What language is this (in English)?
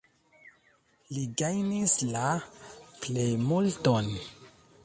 Esperanto